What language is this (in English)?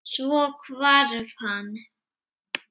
Icelandic